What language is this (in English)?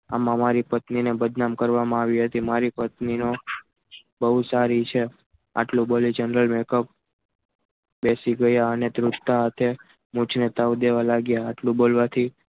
Gujarati